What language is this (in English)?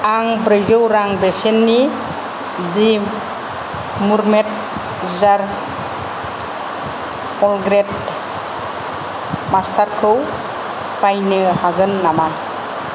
Bodo